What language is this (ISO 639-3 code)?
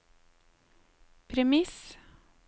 nor